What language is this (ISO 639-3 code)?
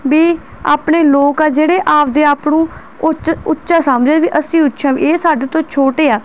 pan